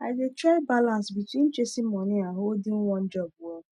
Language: Nigerian Pidgin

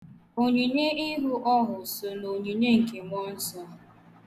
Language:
Igbo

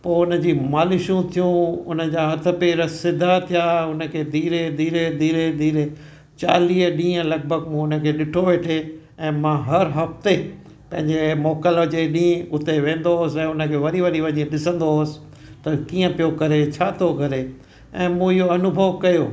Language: Sindhi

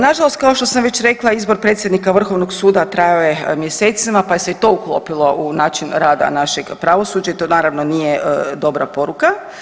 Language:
Croatian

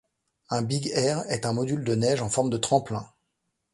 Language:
French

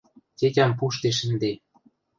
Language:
Western Mari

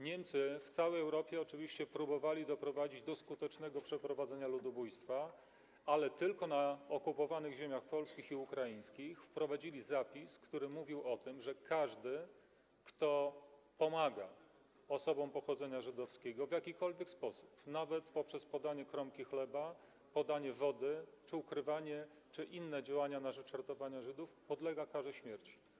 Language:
Polish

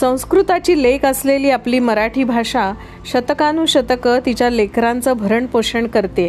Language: Marathi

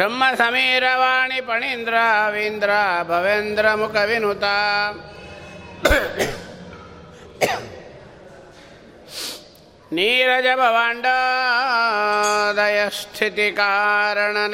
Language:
Kannada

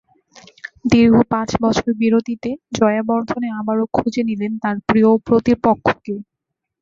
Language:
Bangla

